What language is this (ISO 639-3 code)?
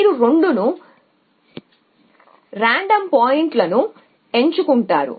tel